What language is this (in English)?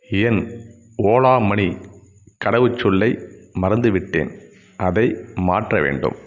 Tamil